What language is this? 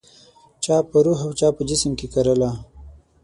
Pashto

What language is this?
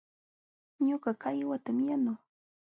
Jauja Wanca Quechua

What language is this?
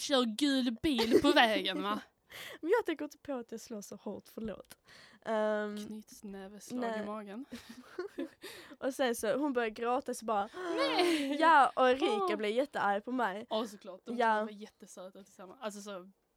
Swedish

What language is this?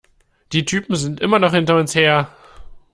German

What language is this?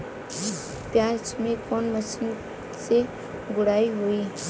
Bhojpuri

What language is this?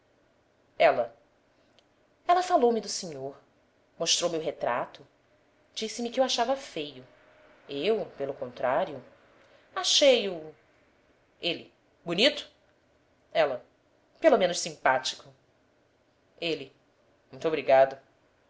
Portuguese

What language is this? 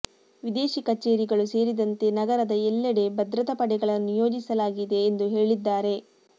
Kannada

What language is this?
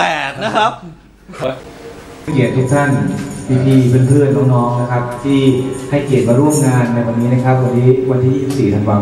Thai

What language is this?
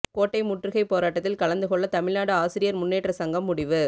Tamil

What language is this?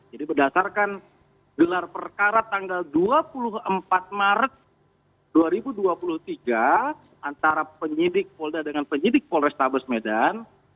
Indonesian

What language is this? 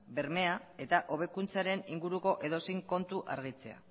Basque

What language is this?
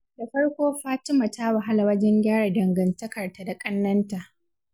Hausa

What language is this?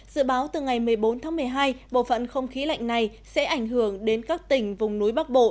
Vietnamese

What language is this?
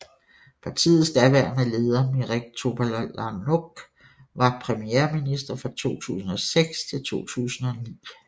Danish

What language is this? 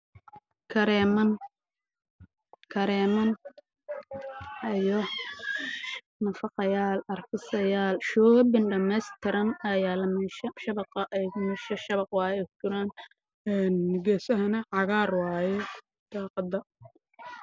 Somali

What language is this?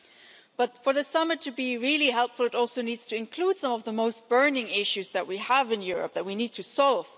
English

